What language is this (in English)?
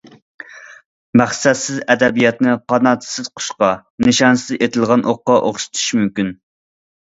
Uyghur